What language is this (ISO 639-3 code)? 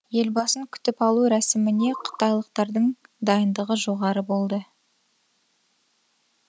kaz